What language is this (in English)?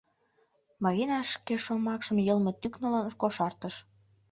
Mari